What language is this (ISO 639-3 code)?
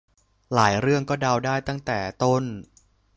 tha